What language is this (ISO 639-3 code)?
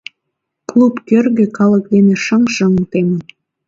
chm